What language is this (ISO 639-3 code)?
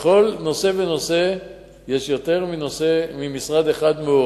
heb